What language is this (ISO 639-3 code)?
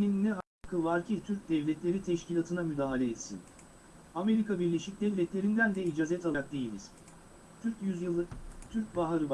tur